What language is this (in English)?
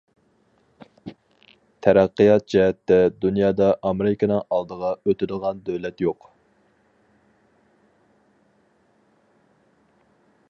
Uyghur